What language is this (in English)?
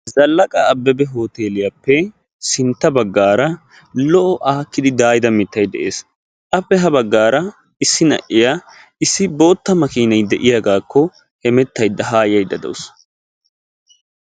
Wolaytta